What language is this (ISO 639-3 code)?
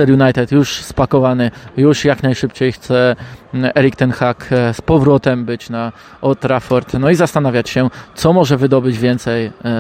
pol